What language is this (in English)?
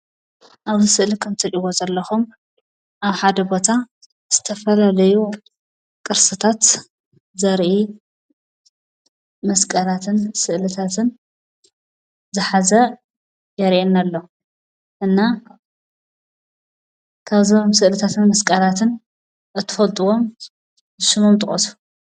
Tigrinya